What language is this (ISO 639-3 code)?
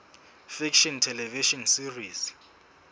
sot